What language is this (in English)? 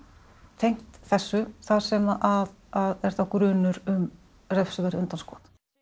Icelandic